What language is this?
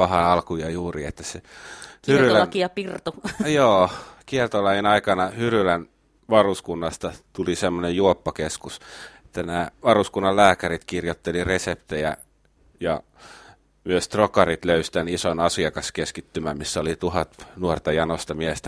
Finnish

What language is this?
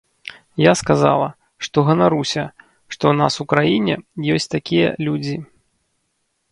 Belarusian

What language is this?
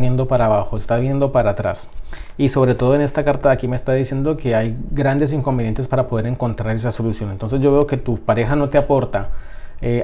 Spanish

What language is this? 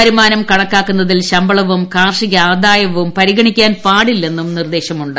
Malayalam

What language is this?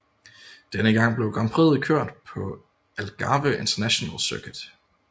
Danish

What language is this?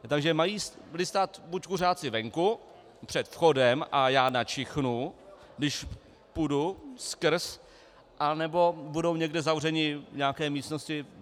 Czech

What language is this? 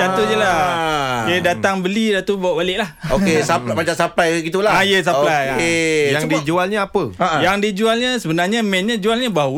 Malay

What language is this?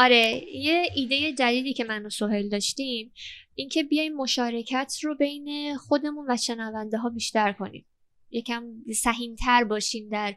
Persian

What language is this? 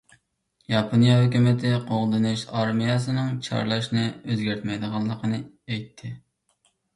Uyghur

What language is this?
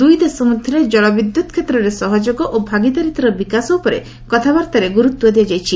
Odia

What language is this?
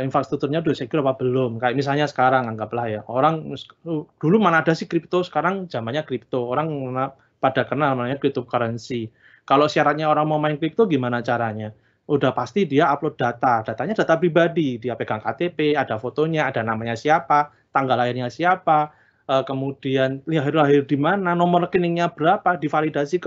Indonesian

